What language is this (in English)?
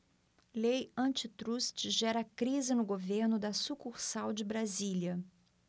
Portuguese